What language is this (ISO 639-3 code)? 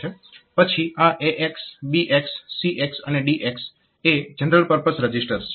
guj